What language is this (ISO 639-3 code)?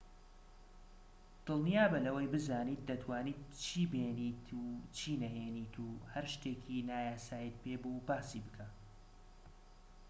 ckb